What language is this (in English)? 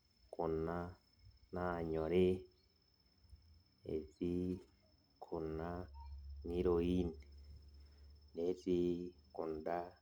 Masai